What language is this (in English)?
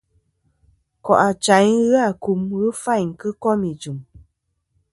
Kom